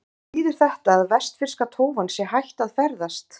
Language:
Icelandic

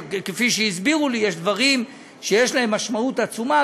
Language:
Hebrew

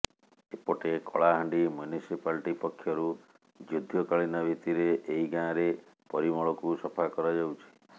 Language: Odia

